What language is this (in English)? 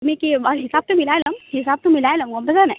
Assamese